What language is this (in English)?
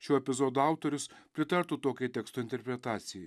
Lithuanian